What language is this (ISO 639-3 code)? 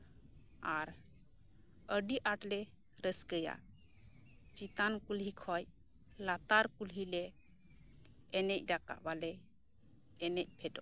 sat